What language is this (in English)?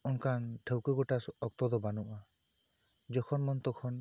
Santali